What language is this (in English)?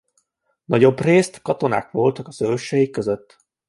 Hungarian